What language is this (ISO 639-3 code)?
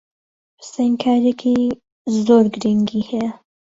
ckb